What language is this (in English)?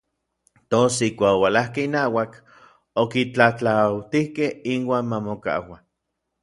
Orizaba Nahuatl